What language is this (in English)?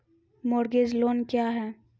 Maithili